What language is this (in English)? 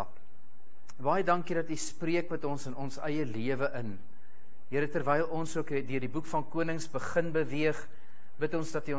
Dutch